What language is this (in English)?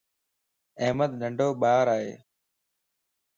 Lasi